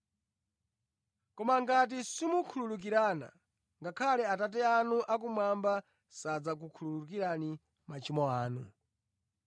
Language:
Nyanja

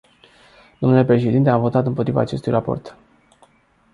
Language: Romanian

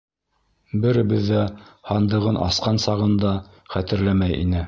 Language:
Bashkir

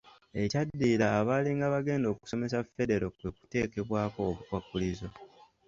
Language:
Ganda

